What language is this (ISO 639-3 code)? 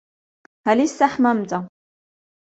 ara